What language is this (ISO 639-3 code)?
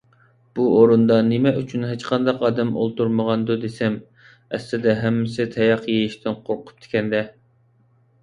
uig